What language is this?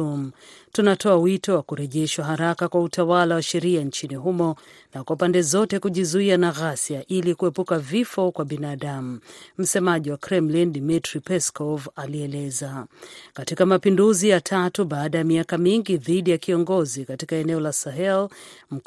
Swahili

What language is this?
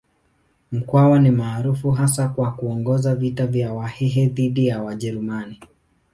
Swahili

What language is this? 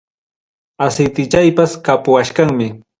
Ayacucho Quechua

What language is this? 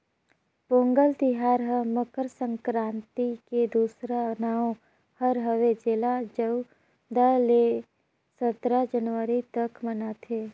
Chhattisgarhi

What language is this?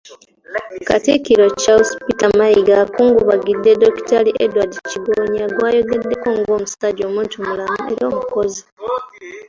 Ganda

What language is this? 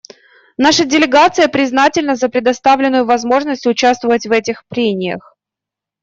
Russian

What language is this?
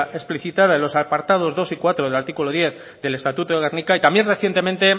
Spanish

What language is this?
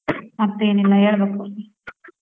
Kannada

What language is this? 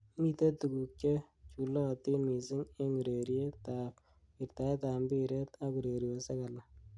Kalenjin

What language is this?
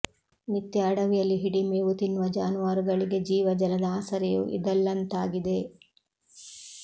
Kannada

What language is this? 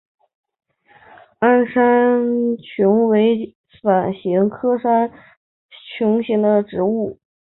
Chinese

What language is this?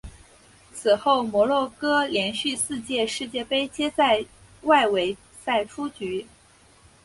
Chinese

